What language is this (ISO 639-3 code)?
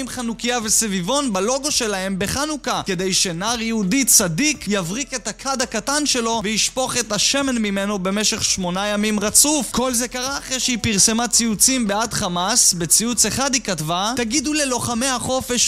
heb